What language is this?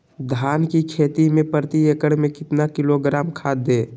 Magahi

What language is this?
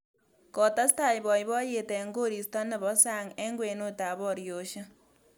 Kalenjin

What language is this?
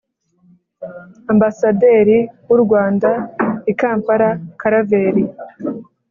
Kinyarwanda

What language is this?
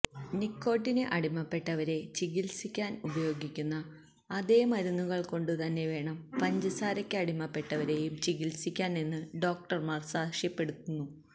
Malayalam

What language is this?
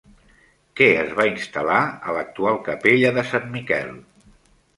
Catalan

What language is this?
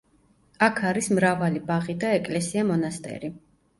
Georgian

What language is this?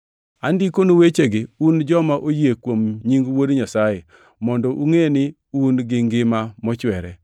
Luo (Kenya and Tanzania)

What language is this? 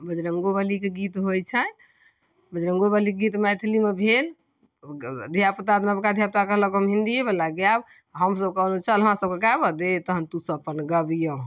Maithili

